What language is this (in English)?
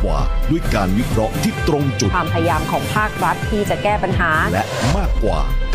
Thai